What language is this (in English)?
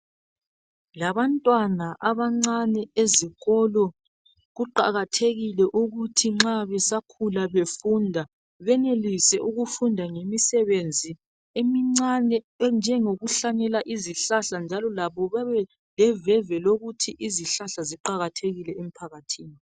North Ndebele